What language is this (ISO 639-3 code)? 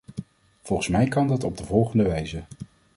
nld